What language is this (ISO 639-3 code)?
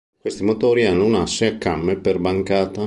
ita